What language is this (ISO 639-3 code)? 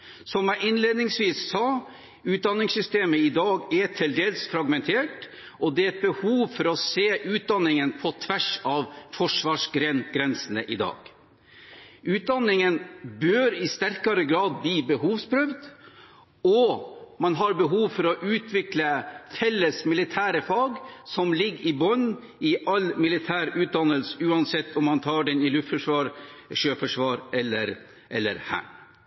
nob